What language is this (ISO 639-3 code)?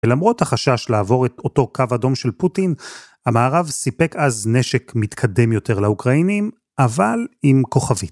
heb